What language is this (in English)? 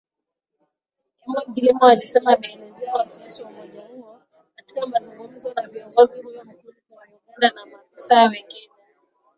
Swahili